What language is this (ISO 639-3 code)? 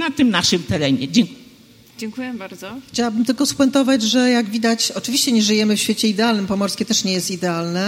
pol